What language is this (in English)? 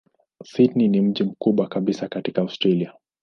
Swahili